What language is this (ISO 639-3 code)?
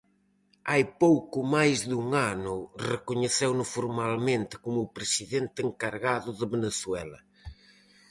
glg